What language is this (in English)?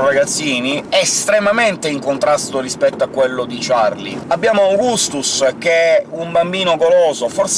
Italian